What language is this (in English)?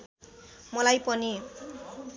Nepali